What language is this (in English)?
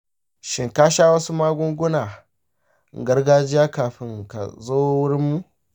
Hausa